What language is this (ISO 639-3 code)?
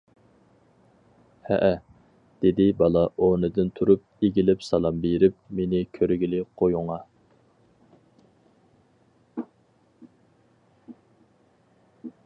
uig